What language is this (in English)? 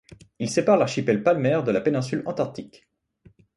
French